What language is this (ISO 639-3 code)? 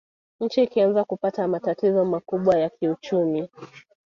swa